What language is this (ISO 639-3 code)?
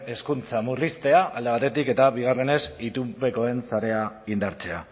eus